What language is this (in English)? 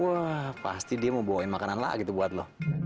Indonesian